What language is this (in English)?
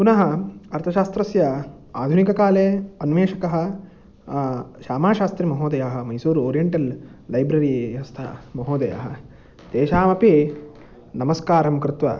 Sanskrit